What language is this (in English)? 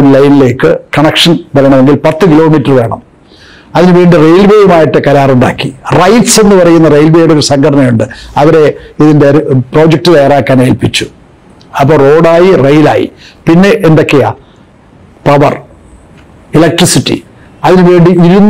Arabic